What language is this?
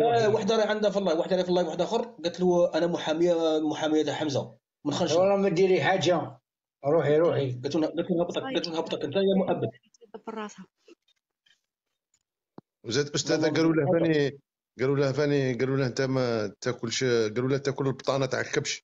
Arabic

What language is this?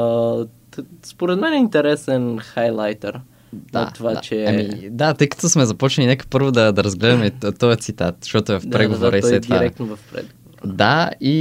Bulgarian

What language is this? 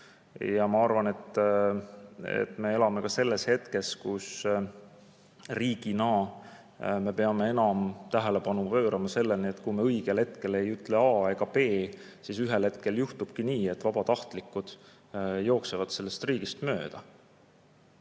Estonian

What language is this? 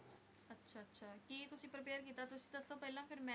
Punjabi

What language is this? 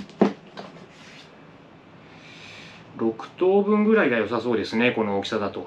Japanese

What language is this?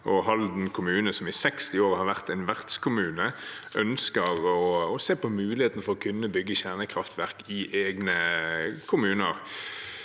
Norwegian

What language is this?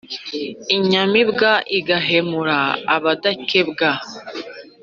Kinyarwanda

